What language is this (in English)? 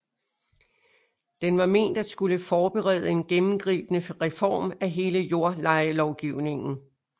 Danish